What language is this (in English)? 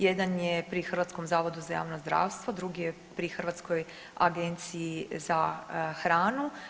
Croatian